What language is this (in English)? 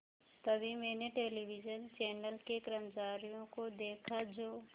Hindi